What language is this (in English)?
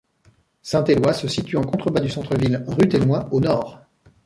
French